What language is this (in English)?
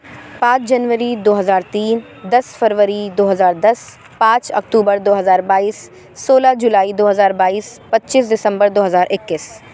Urdu